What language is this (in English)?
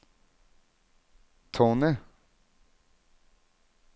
Norwegian